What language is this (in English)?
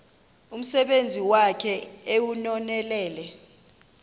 Xhosa